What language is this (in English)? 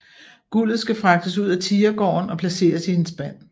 Danish